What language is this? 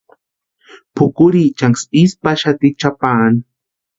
Western Highland Purepecha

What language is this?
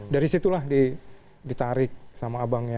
Indonesian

